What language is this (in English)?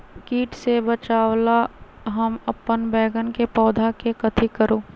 Magahi